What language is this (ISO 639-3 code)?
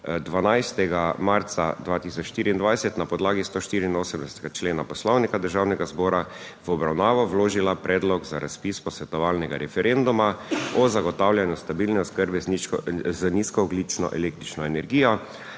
slv